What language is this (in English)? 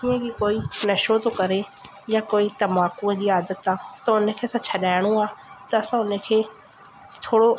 Sindhi